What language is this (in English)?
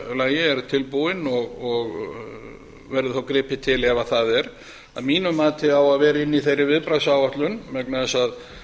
Icelandic